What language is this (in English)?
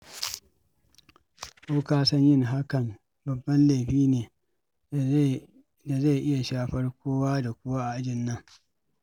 Hausa